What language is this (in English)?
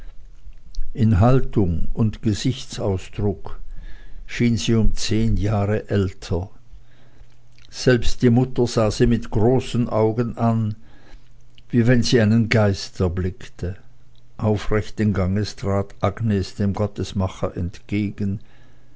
German